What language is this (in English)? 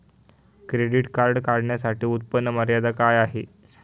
Marathi